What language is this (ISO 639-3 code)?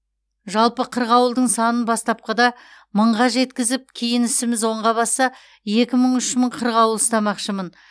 kaz